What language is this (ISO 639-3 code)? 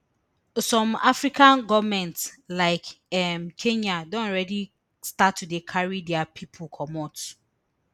pcm